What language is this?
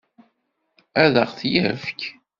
Kabyle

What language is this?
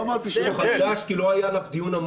Hebrew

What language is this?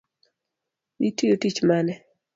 Luo (Kenya and Tanzania)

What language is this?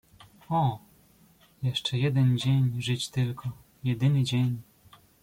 Polish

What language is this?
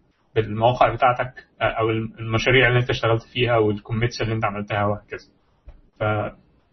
Arabic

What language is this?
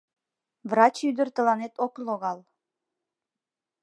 Mari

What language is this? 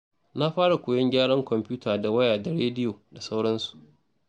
Hausa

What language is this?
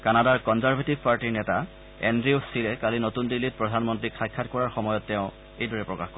Assamese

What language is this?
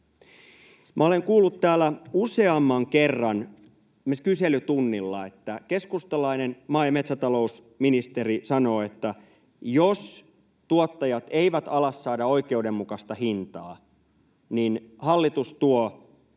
Finnish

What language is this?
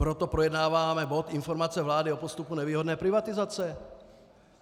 Czech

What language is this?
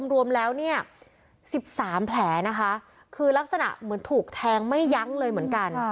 Thai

